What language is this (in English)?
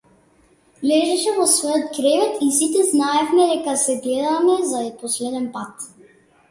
Macedonian